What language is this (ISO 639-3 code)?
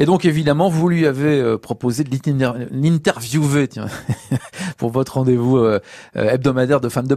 fra